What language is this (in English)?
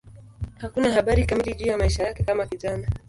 Swahili